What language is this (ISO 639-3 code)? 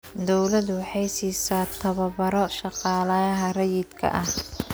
som